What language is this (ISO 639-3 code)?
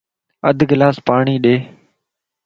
lss